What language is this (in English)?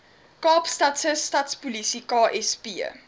Afrikaans